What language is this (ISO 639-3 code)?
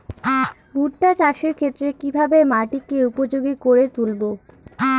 ben